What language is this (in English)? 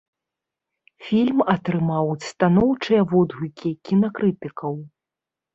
Belarusian